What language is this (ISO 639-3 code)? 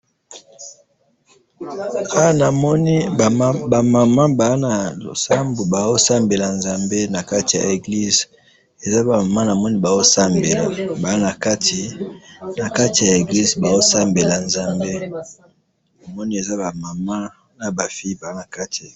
lin